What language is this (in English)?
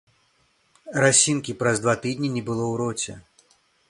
Belarusian